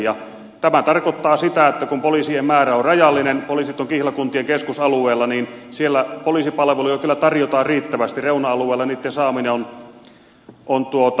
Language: Finnish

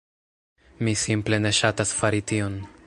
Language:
Esperanto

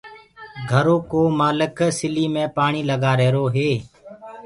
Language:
Gurgula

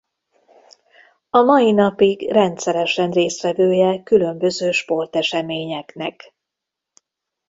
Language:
Hungarian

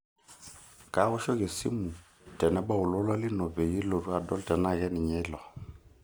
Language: Masai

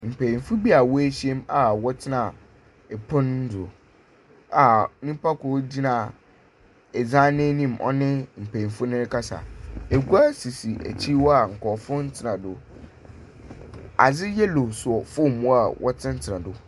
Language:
Akan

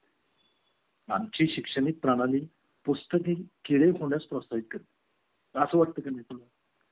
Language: Marathi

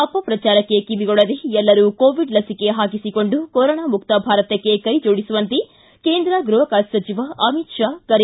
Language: Kannada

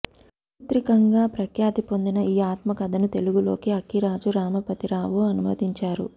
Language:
Telugu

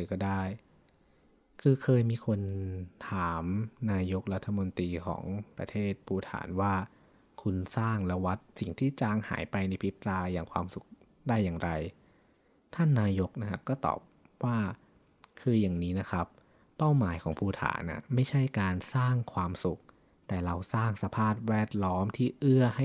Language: Thai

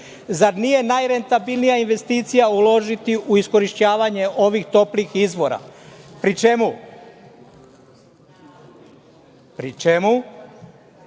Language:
Serbian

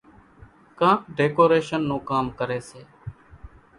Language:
Kachi Koli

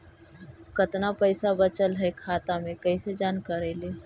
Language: Magahi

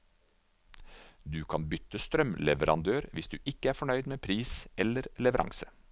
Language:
Norwegian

